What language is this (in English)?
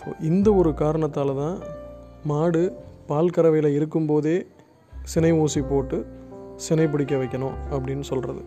Tamil